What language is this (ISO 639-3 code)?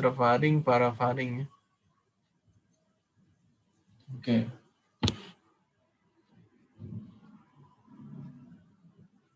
ind